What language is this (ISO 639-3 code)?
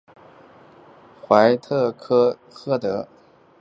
zho